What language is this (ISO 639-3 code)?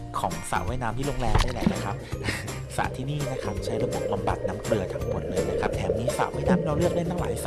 tha